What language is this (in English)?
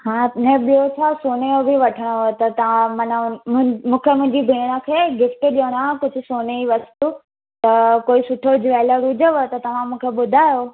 Sindhi